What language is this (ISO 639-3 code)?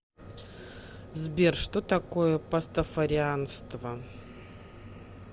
rus